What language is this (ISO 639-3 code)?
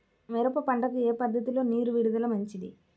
tel